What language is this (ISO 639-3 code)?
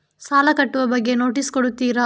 kan